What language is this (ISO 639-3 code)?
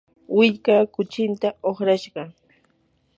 qur